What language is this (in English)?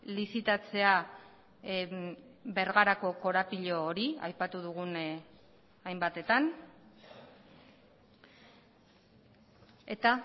Basque